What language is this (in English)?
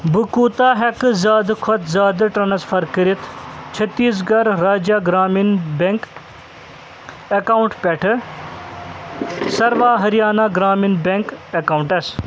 Kashmiri